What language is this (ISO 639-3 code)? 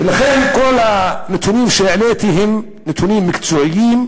heb